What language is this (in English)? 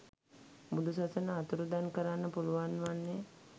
Sinhala